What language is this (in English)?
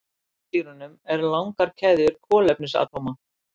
Icelandic